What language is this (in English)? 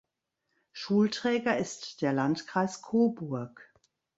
German